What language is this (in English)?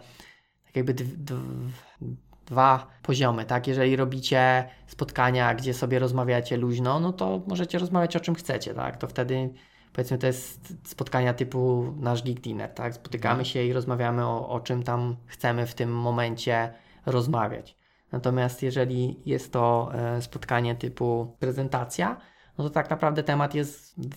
Polish